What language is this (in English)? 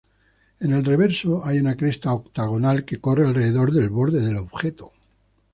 Spanish